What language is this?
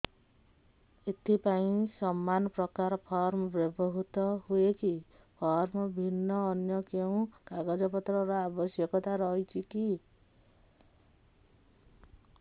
Odia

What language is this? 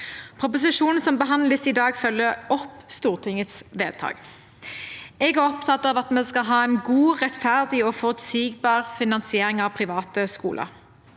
Norwegian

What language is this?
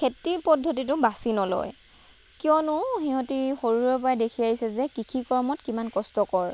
Assamese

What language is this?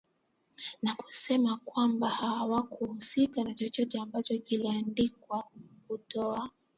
Swahili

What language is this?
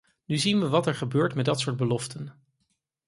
Dutch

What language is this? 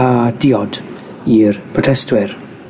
Welsh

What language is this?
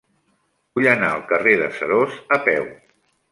Catalan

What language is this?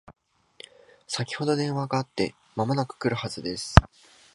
Japanese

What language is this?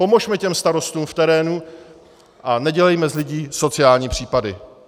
Czech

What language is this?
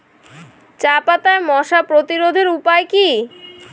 Bangla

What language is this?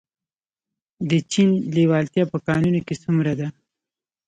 Pashto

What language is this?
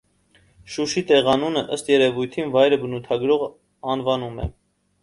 Armenian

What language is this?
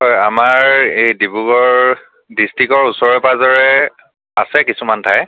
Assamese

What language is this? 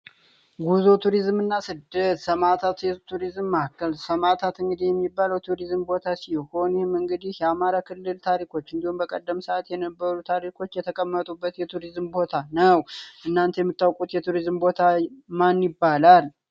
Amharic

